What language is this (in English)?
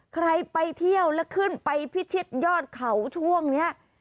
Thai